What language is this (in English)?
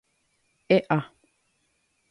Guarani